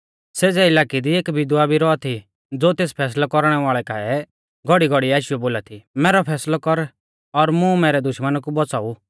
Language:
Mahasu Pahari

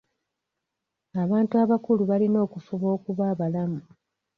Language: Ganda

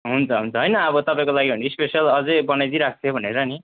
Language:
Nepali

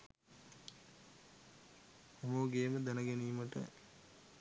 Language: Sinhala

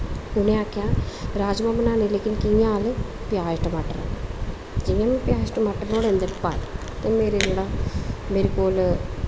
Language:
Dogri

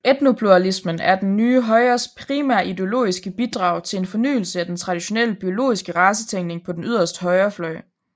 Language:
Danish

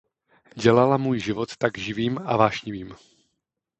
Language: Czech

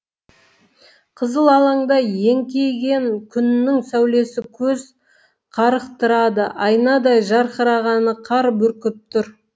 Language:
Kazakh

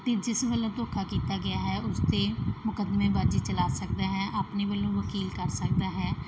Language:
Punjabi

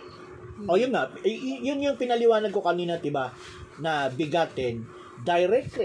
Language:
Filipino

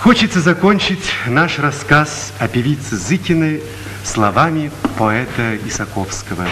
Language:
Russian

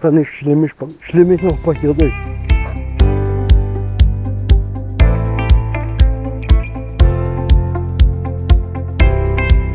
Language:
German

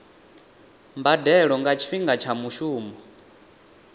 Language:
Venda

